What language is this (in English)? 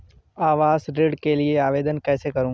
Hindi